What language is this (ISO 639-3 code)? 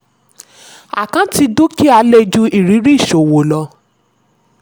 yor